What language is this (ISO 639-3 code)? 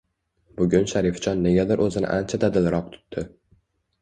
uzb